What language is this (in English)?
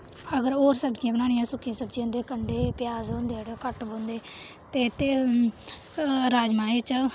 Dogri